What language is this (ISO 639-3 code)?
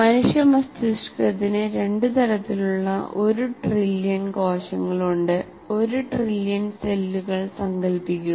mal